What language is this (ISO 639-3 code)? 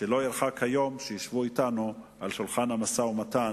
heb